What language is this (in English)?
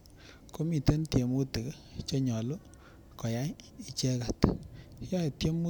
Kalenjin